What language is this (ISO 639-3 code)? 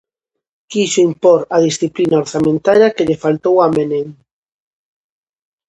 glg